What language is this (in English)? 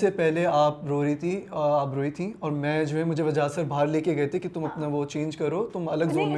Urdu